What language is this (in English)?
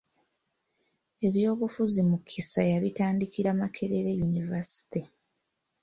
Ganda